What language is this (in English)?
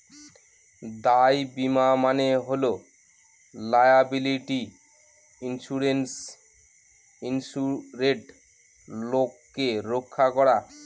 Bangla